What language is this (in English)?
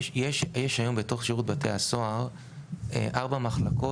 Hebrew